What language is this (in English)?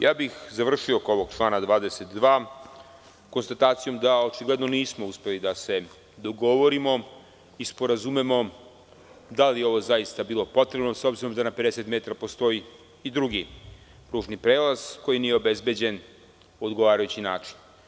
Serbian